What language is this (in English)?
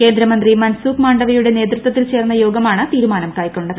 Malayalam